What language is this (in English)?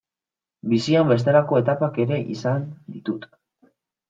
Basque